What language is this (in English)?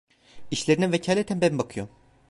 Turkish